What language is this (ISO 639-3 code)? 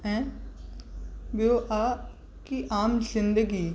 snd